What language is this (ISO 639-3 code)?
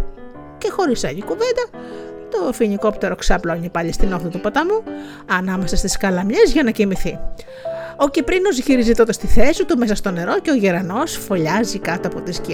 ell